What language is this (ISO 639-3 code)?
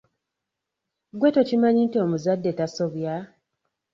lug